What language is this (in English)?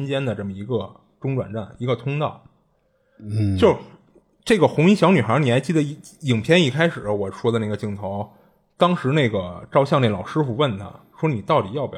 Chinese